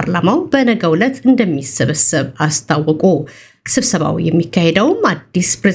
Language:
Amharic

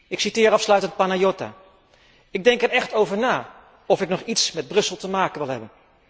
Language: Dutch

